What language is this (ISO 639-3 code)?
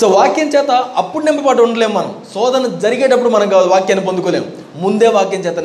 tel